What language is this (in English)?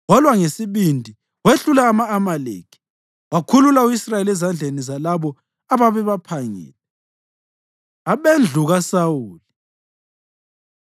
North Ndebele